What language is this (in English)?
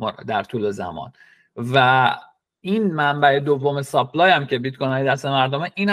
Persian